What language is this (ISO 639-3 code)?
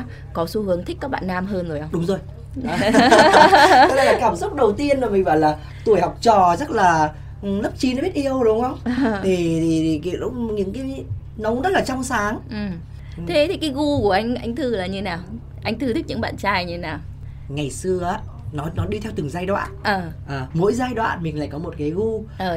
vie